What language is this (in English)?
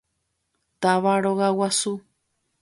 Guarani